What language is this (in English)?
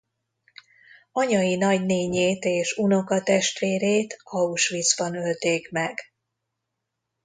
Hungarian